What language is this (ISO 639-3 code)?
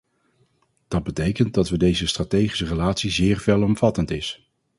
nld